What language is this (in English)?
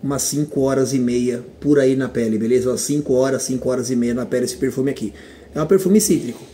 Portuguese